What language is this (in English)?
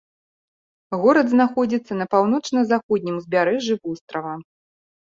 Belarusian